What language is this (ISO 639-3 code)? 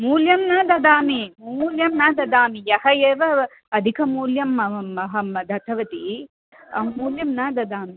san